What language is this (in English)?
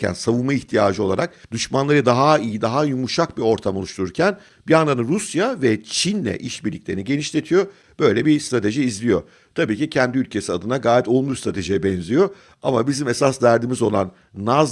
Turkish